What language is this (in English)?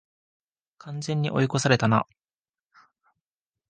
Japanese